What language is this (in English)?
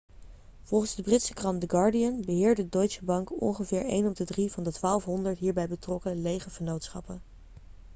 Dutch